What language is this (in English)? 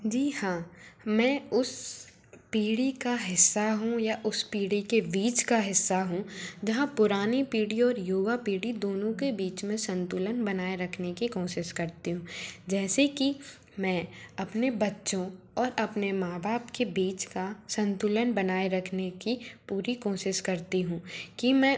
Hindi